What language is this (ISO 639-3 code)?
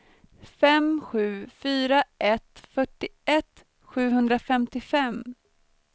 swe